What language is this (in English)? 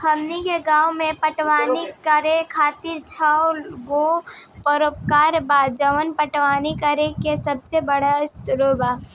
Bhojpuri